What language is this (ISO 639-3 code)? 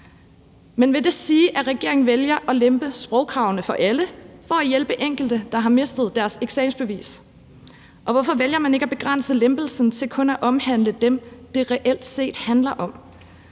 dan